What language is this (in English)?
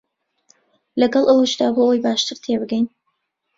Central Kurdish